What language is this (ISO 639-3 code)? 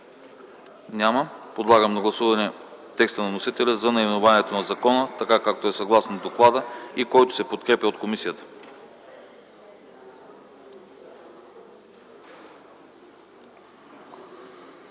bul